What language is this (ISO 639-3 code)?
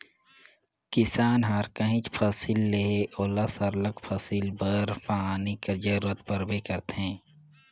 hne